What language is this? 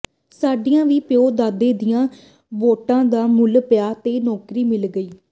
Punjabi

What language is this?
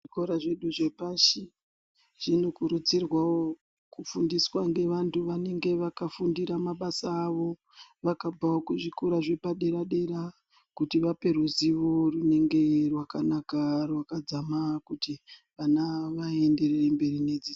Ndau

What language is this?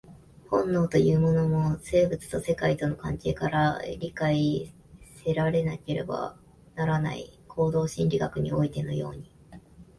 Japanese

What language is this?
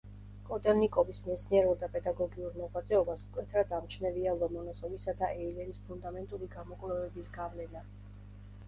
Georgian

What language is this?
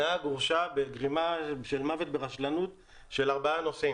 Hebrew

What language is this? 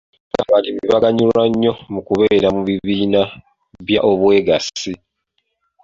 Ganda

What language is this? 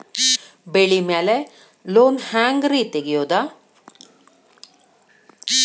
Kannada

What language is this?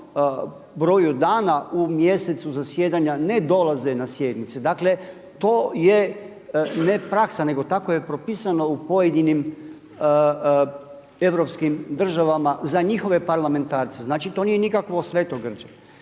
Croatian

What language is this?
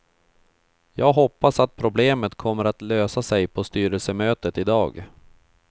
Swedish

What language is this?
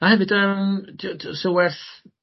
Welsh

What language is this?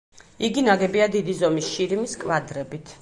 Georgian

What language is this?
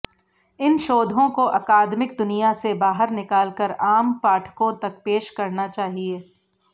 Hindi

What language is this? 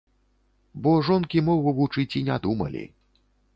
Belarusian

